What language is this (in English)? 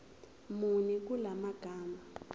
Zulu